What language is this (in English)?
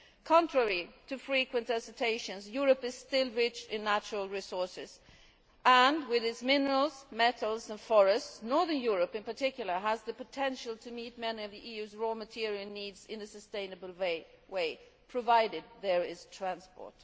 English